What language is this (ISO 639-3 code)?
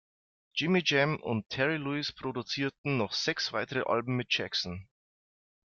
deu